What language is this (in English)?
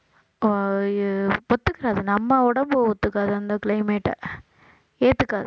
Tamil